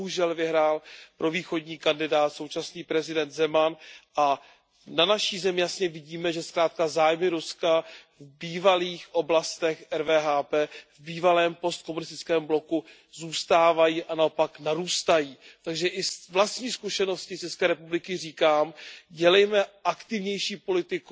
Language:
Czech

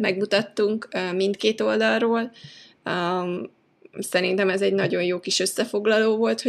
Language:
Hungarian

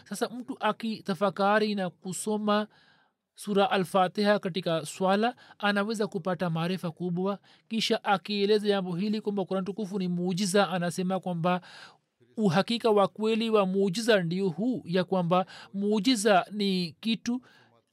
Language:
Swahili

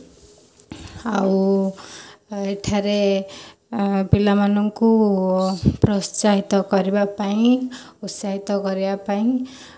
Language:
Odia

